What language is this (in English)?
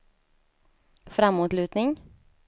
Swedish